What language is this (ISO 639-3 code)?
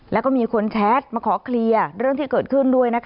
tha